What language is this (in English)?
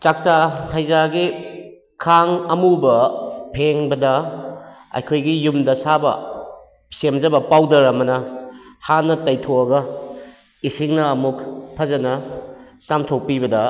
Manipuri